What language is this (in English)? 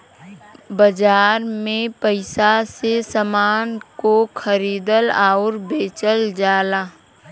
Bhojpuri